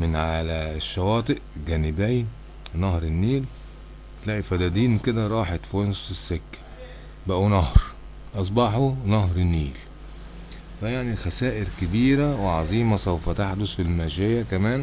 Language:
Arabic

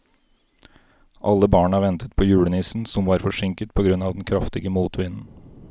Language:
Norwegian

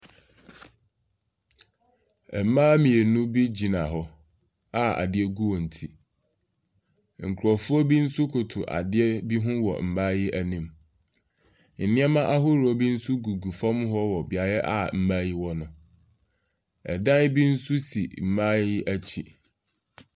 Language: Akan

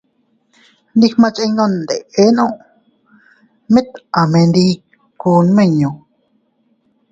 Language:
Teutila Cuicatec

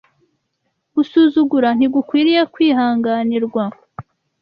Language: Kinyarwanda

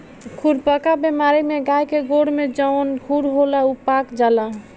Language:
Bhojpuri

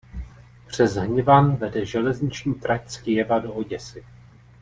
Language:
Czech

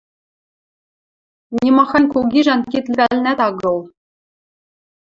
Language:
Western Mari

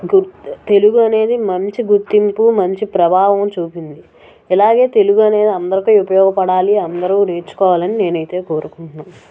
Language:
Telugu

